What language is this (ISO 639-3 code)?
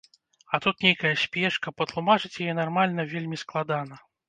bel